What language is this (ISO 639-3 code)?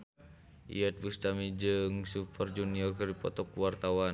sun